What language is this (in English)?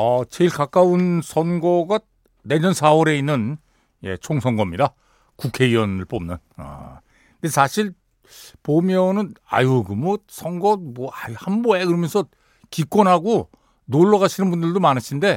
Korean